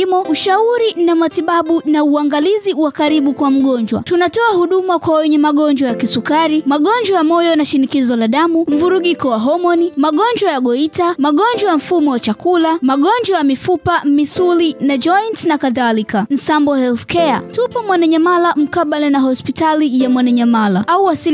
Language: Swahili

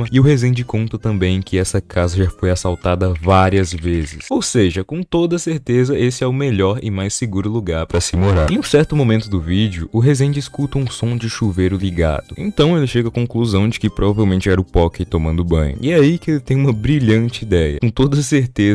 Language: Portuguese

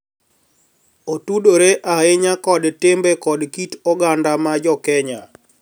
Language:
Luo (Kenya and Tanzania)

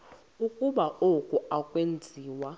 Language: Xhosa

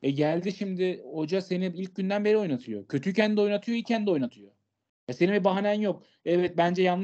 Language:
Turkish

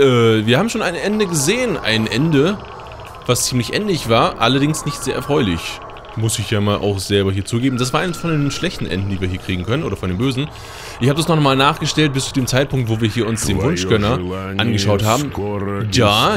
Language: German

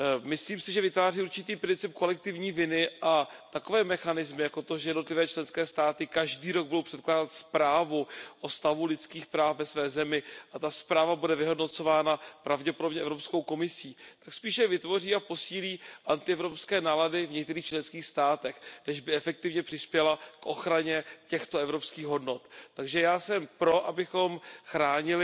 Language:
Czech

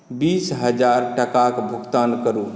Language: Maithili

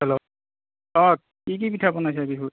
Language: Assamese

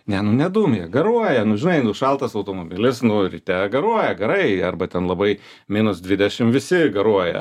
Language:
Lithuanian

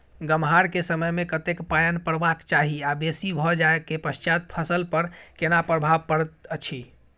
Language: Maithili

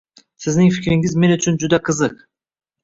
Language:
Uzbek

